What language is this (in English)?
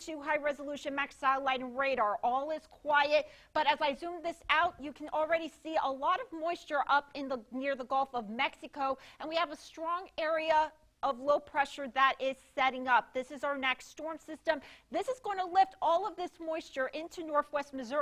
English